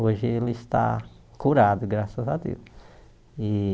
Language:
Portuguese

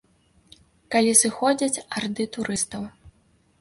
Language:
Belarusian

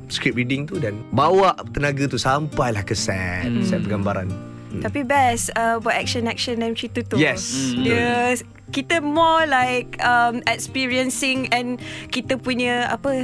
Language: Malay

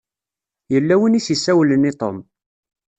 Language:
Kabyle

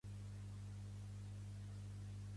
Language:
Catalan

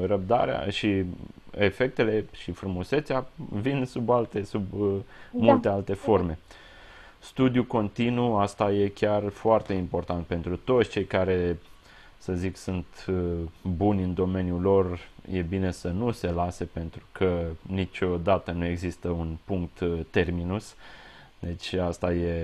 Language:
Romanian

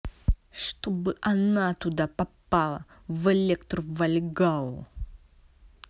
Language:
Russian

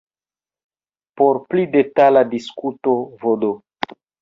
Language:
Esperanto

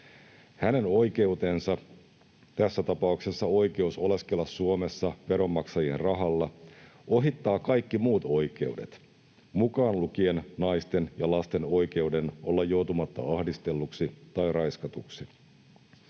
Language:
Finnish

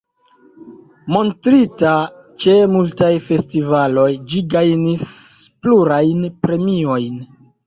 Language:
Esperanto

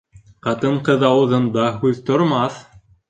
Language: Bashkir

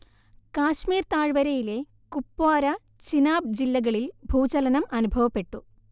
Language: Malayalam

